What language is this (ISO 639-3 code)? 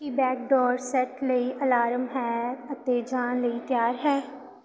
pan